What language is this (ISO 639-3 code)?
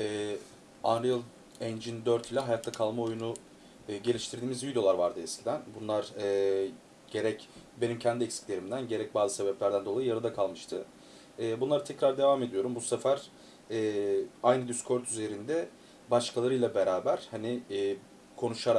tur